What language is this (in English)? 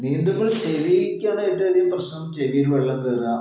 Malayalam